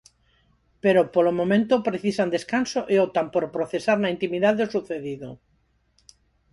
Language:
Galician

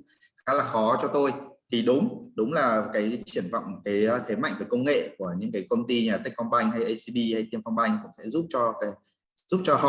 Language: Vietnamese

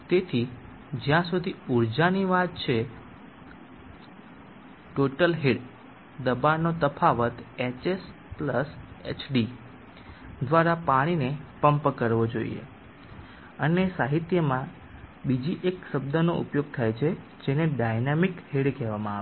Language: Gujarati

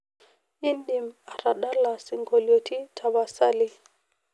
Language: Masai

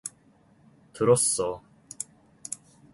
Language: Korean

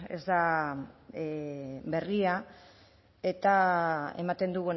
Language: Basque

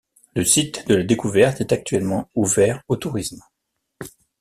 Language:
French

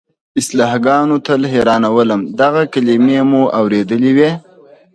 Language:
Pashto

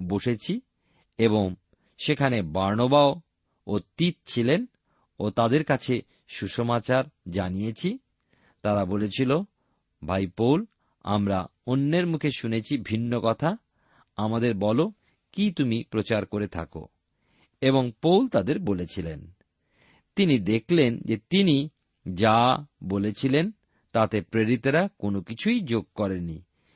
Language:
Bangla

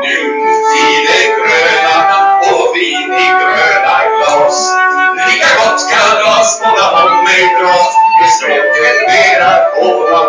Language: Latvian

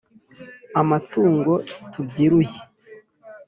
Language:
Kinyarwanda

